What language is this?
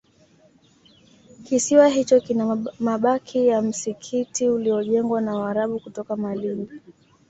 Swahili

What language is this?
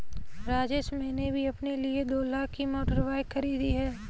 Hindi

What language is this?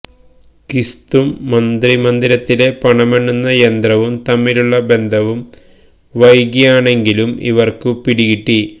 Malayalam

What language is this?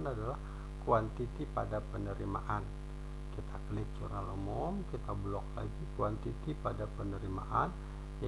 Indonesian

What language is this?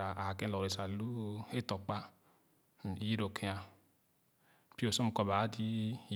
Khana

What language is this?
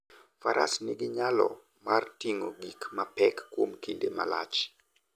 Luo (Kenya and Tanzania)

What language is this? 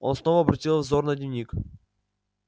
Russian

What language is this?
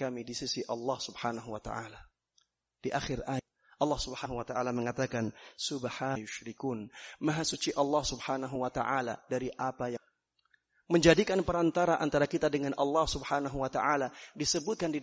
Indonesian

